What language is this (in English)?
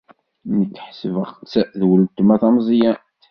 Kabyle